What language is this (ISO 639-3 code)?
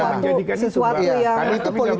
ind